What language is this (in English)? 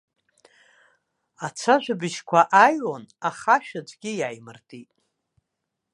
Abkhazian